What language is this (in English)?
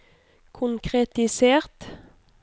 Norwegian